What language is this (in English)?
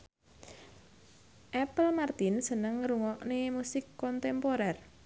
Javanese